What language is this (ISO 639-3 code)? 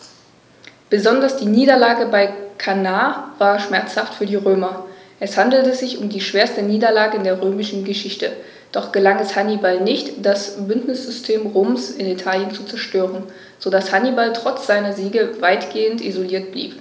deu